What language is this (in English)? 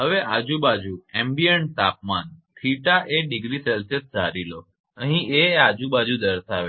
Gujarati